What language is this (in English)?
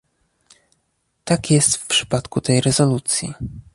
Polish